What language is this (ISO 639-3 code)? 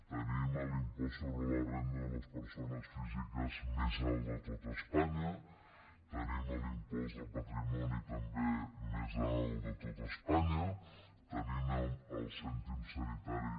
cat